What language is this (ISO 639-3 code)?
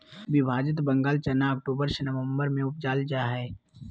mag